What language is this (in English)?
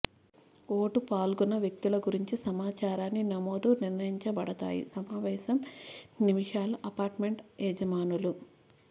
Telugu